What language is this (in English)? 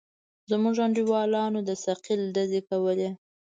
Pashto